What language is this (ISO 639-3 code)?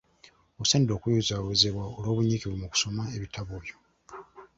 lug